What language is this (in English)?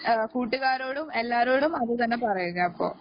Malayalam